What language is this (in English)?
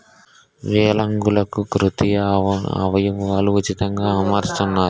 Telugu